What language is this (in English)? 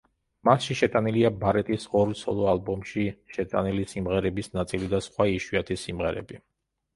Georgian